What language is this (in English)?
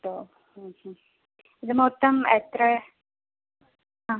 Malayalam